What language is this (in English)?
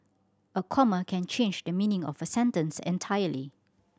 English